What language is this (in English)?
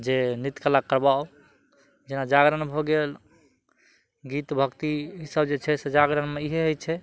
Maithili